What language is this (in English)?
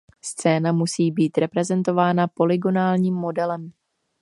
Czech